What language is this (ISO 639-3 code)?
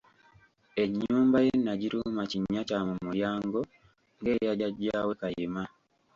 lug